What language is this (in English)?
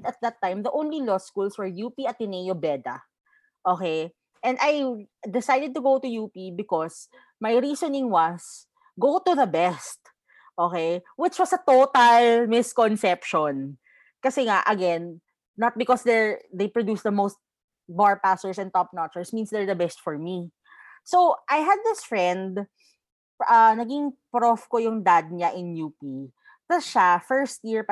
Filipino